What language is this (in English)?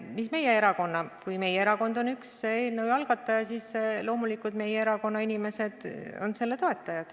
Estonian